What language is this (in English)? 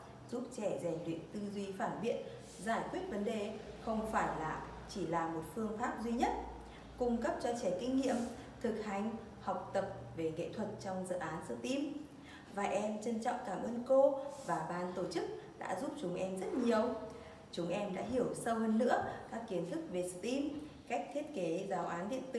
Vietnamese